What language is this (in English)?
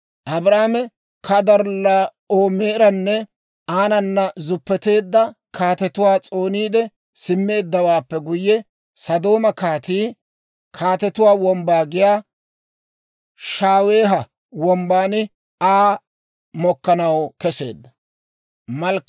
Dawro